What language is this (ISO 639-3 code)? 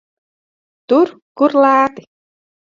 lav